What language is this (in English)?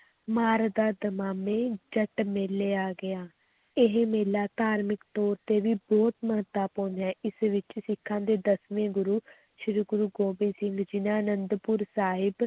Punjabi